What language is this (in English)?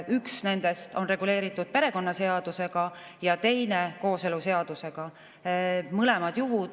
Estonian